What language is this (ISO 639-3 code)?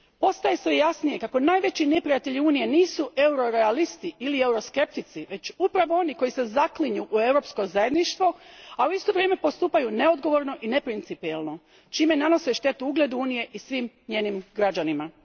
hrv